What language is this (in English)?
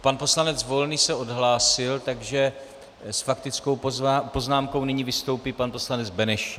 Czech